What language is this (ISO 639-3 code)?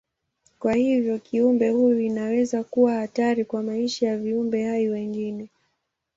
swa